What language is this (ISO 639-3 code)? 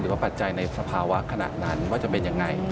tha